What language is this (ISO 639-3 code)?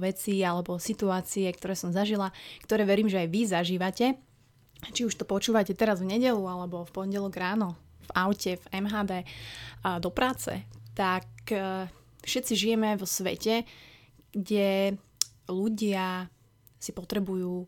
slk